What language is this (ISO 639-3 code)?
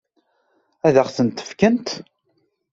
kab